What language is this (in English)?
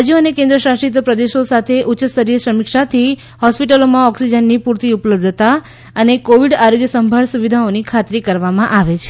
Gujarati